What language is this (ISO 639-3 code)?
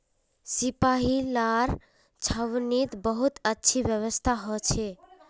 mag